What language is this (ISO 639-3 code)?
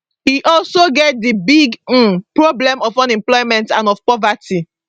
pcm